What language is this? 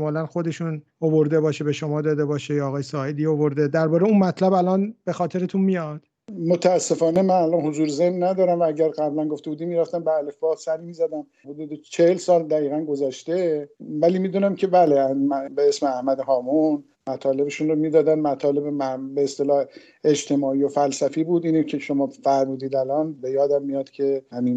Persian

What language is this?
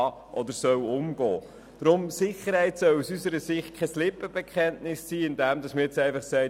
Swiss German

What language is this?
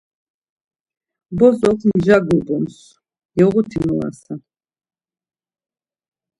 Laz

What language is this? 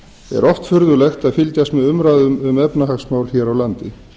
Icelandic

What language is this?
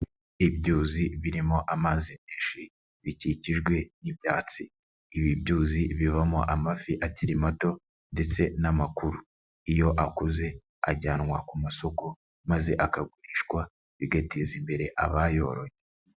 Kinyarwanda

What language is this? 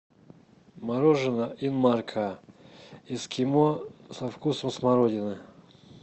Russian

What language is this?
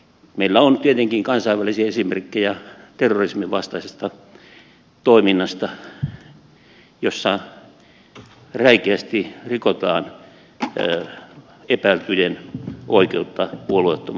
Finnish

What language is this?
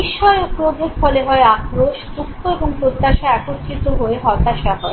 Bangla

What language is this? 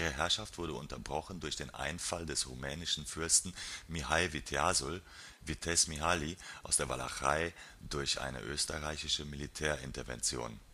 German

